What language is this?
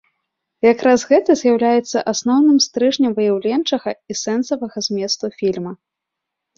Belarusian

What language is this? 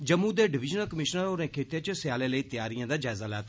Dogri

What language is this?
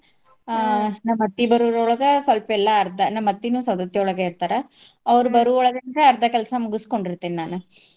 Kannada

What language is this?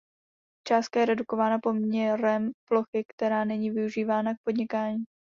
Czech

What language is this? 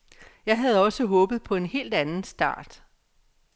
Danish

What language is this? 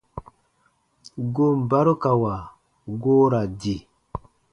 Baatonum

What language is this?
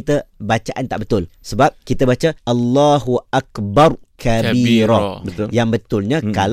Malay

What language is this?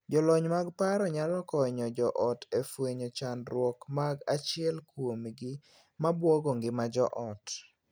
Luo (Kenya and Tanzania)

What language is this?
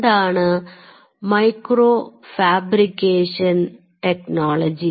Malayalam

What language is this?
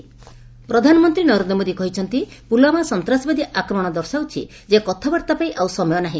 Odia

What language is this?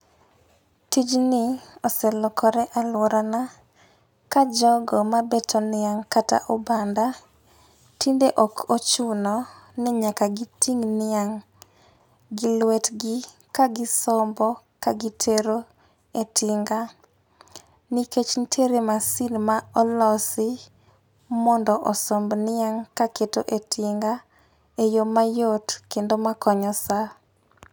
Luo (Kenya and Tanzania)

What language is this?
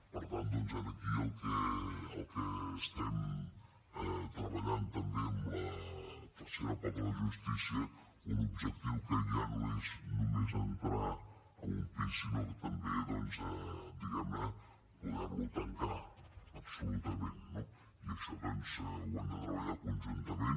Catalan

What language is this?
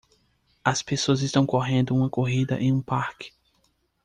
Portuguese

